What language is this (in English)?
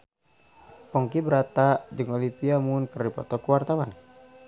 Sundanese